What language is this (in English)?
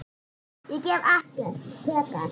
Icelandic